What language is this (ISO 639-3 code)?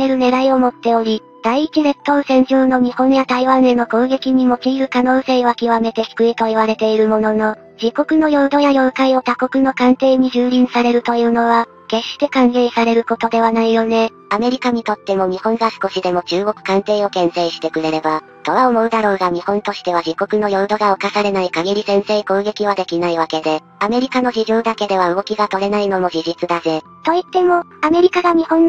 jpn